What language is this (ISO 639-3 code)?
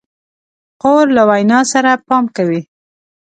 pus